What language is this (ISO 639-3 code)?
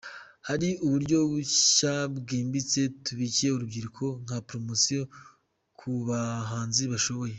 kin